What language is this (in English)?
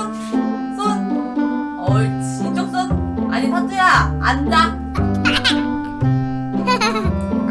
Korean